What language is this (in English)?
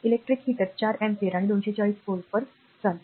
Marathi